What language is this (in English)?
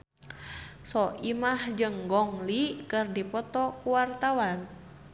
Sundanese